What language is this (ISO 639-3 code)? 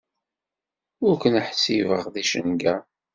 kab